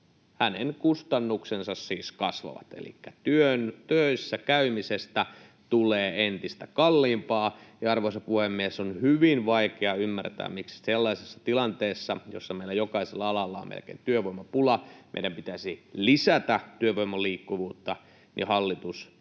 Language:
Finnish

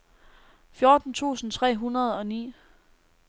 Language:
Danish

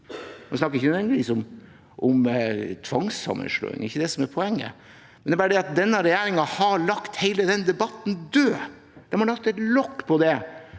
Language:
Norwegian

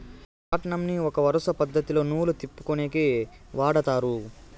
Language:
Telugu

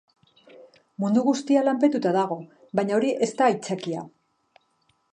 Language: Basque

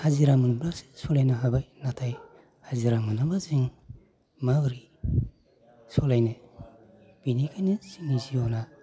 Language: Bodo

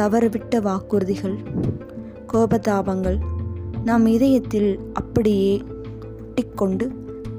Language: Tamil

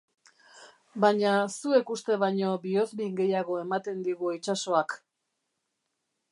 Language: Basque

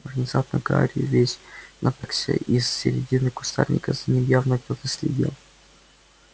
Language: Russian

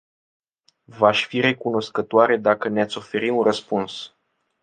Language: Romanian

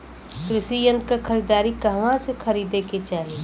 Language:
Bhojpuri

